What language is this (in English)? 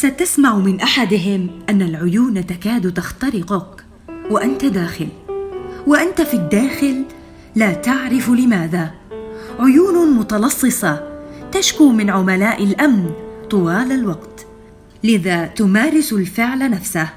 Arabic